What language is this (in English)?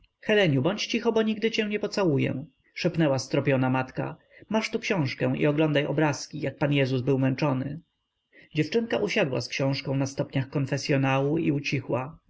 Polish